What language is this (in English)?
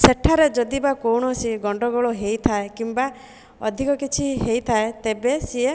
Odia